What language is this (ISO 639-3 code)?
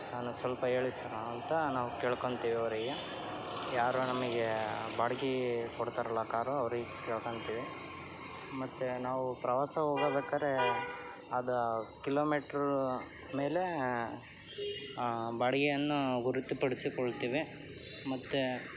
kan